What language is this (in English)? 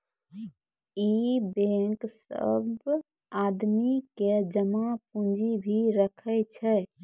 Maithili